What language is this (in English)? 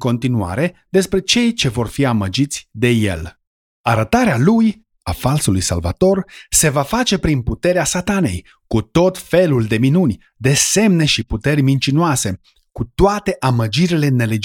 Romanian